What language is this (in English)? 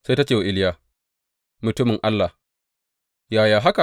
Hausa